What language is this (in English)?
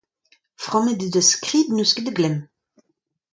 Breton